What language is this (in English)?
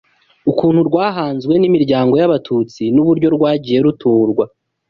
Kinyarwanda